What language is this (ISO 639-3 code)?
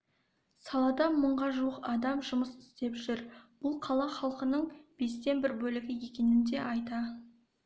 kaz